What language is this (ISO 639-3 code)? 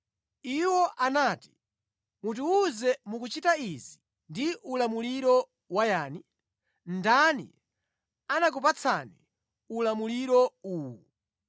nya